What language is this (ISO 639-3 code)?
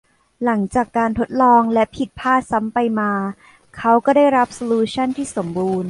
tha